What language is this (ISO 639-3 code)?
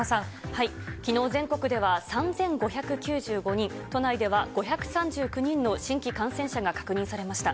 jpn